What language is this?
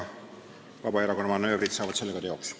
Estonian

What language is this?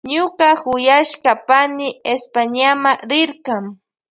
Loja Highland Quichua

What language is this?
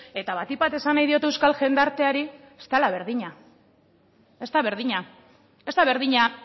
Basque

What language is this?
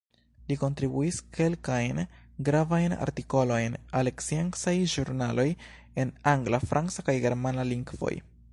Esperanto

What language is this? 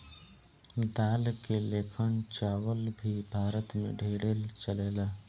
Bhojpuri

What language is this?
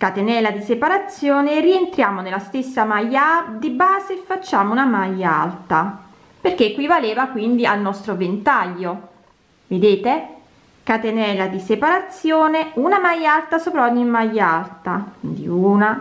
Italian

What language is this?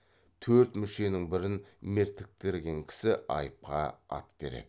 Kazakh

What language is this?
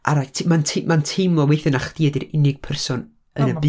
Welsh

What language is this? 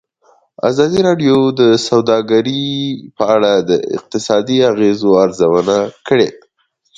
Pashto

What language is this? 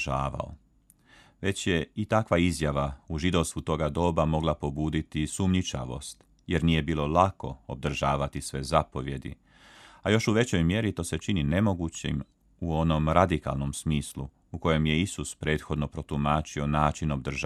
Croatian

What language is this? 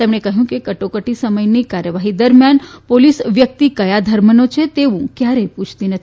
Gujarati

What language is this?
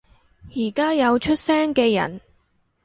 Cantonese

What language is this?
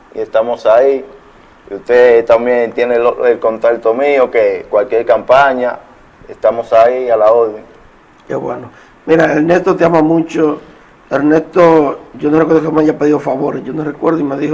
Spanish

